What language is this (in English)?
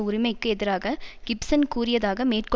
Tamil